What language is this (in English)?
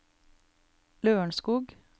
Norwegian